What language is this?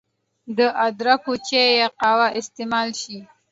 Pashto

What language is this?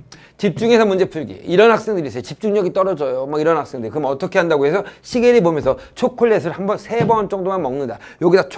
Korean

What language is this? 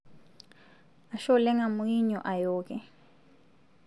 Masai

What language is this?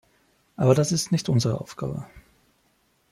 German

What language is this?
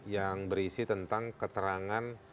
Indonesian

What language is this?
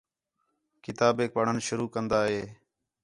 Khetrani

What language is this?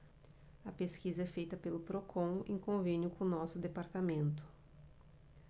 Portuguese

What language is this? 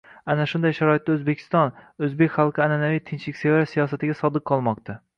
Uzbek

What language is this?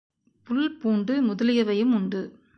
Tamil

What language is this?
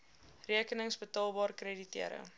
Afrikaans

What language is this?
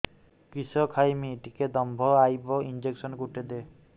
Odia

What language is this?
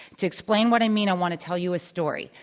English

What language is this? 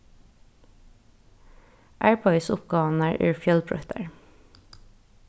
Faroese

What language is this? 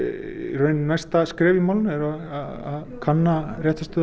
Icelandic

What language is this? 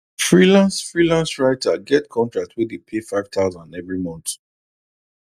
Nigerian Pidgin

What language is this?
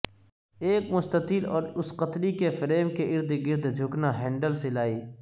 Urdu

